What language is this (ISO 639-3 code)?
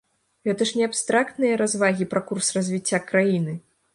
bel